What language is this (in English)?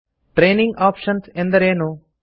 Kannada